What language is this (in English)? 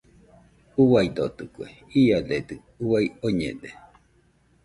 Nüpode Huitoto